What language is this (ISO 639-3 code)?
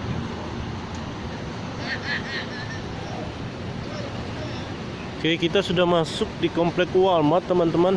ind